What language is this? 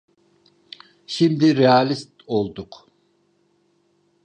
Turkish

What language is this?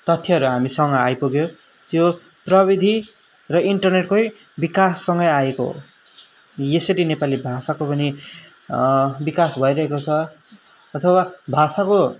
Nepali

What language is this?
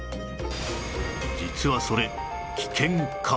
Japanese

